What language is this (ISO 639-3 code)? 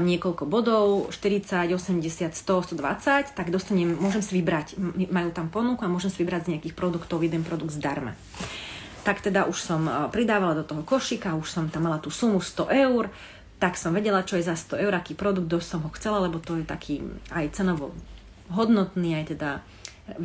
slk